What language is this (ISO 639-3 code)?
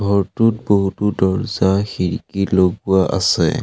asm